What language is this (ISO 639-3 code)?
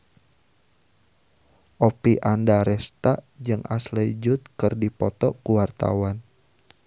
sun